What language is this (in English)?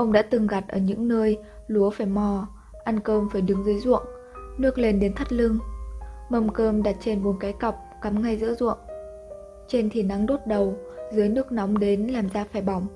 Vietnamese